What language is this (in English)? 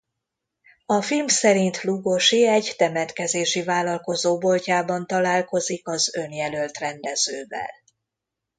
Hungarian